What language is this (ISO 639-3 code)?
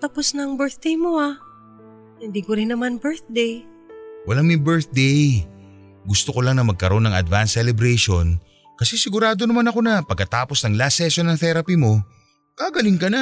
fil